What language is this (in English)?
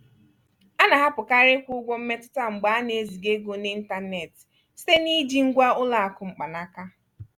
Igbo